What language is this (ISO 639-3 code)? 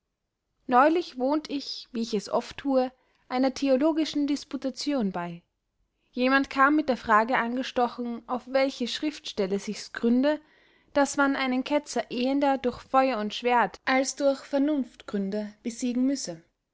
deu